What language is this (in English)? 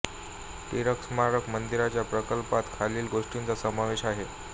Marathi